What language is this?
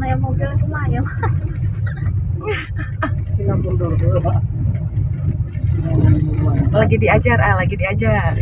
Indonesian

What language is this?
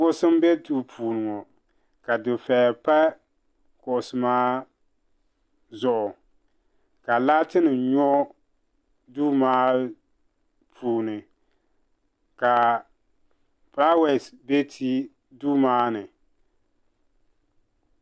Dagbani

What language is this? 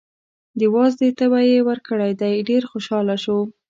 Pashto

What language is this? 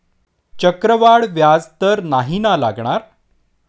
Marathi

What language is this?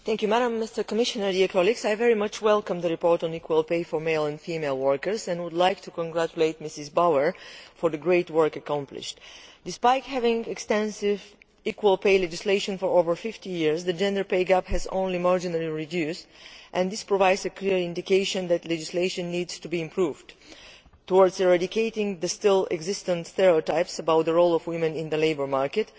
English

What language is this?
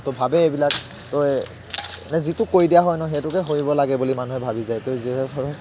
Assamese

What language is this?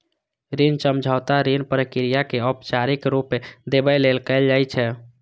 Maithili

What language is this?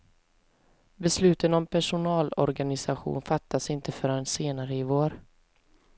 Swedish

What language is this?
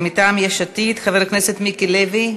Hebrew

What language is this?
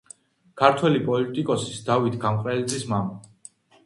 Georgian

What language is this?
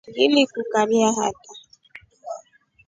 Rombo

